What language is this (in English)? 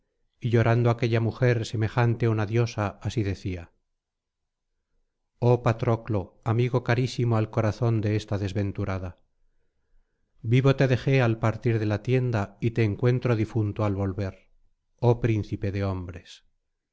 Spanish